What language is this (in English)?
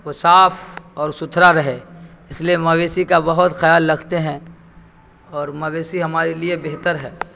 Urdu